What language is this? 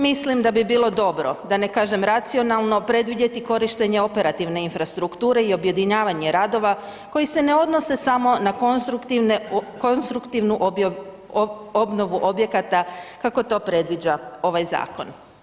Croatian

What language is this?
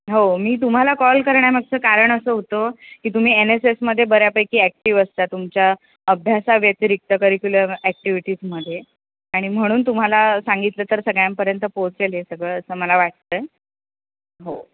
Marathi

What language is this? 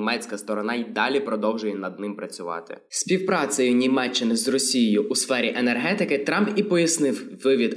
Ukrainian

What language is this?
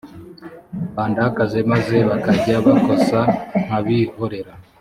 Kinyarwanda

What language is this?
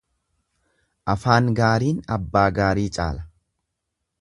Oromo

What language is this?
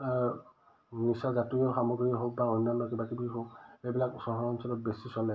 Assamese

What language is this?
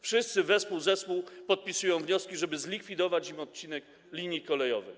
Polish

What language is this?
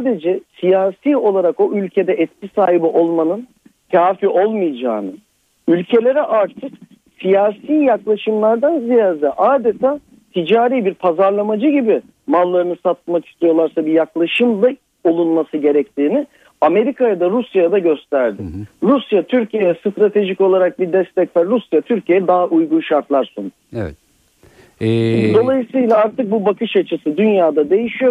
Turkish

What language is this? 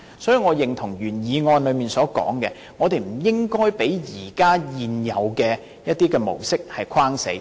Cantonese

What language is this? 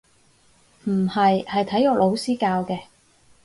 Cantonese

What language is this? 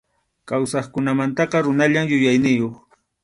Arequipa-La Unión Quechua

